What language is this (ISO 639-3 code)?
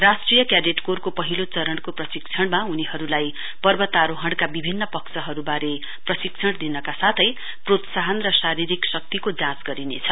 nep